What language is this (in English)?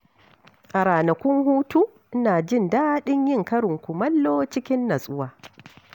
Hausa